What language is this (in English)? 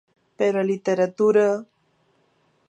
Galician